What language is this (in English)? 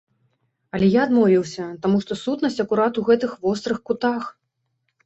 Belarusian